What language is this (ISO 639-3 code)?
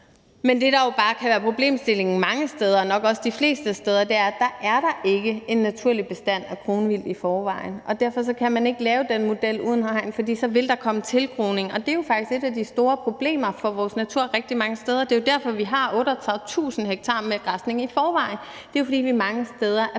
dan